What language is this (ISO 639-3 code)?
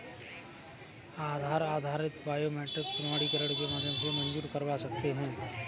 hin